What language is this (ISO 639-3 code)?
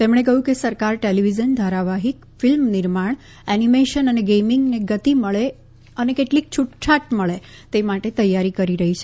guj